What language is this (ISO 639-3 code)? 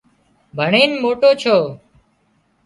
kxp